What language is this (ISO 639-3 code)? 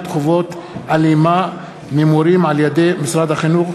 heb